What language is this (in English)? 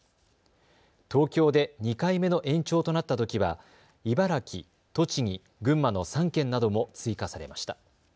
Japanese